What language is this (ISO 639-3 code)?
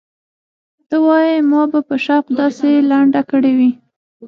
pus